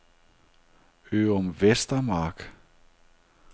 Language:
Danish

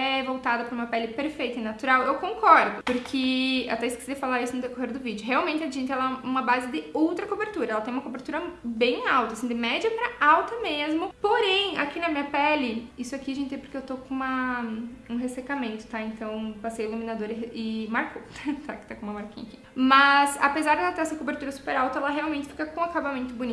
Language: Portuguese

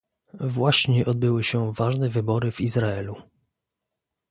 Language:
Polish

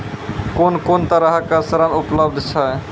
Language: Maithili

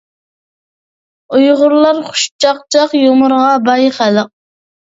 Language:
Uyghur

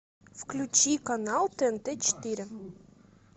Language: Russian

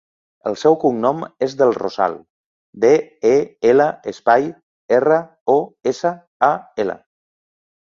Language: Catalan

